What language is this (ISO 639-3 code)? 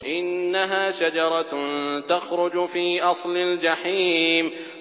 ara